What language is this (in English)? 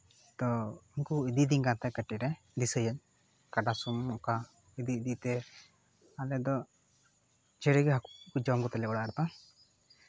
Santali